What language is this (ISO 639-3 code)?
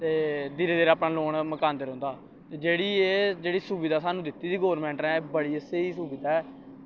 doi